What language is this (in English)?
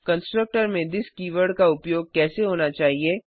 Hindi